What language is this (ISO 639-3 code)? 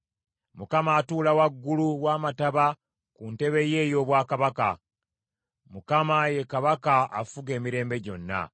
lug